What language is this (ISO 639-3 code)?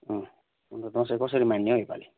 nep